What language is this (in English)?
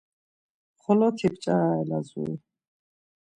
Laz